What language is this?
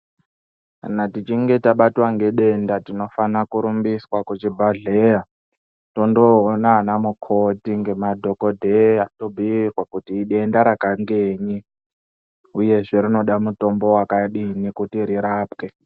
Ndau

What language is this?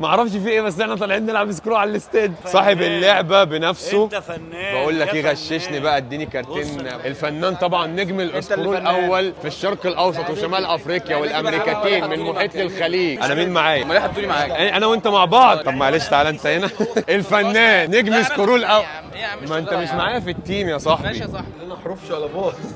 Arabic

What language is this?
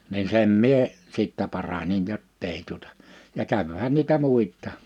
Finnish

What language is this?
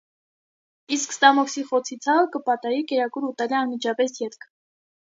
Armenian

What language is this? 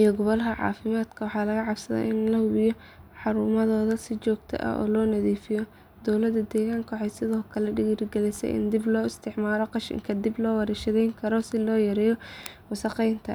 Somali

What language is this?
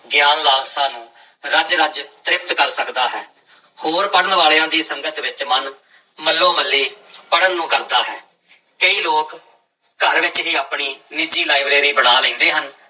Punjabi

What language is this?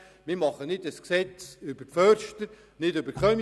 Swiss German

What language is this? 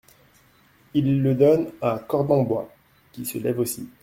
French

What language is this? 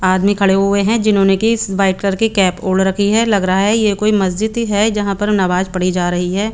Hindi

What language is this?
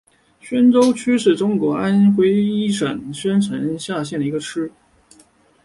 Chinese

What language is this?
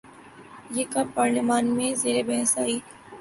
Urdu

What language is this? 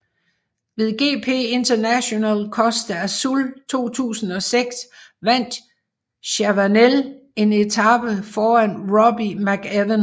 Danish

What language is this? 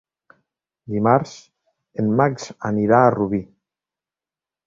Catalan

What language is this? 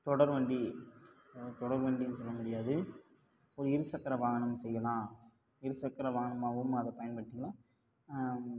Tamil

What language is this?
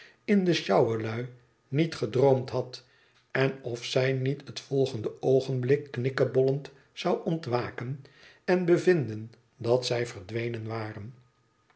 Dutch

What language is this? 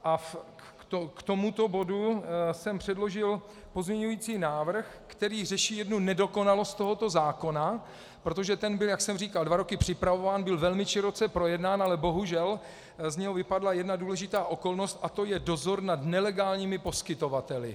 Czech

